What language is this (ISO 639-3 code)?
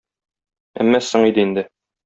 tat